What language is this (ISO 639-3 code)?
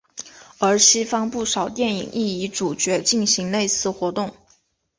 zho